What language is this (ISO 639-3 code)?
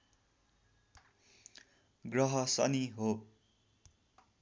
nep